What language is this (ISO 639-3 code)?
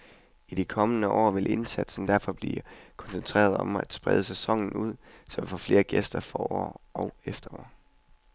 dan